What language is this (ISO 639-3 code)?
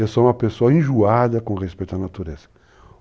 por